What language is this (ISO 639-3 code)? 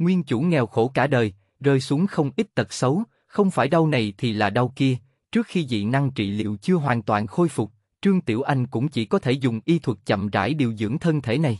vie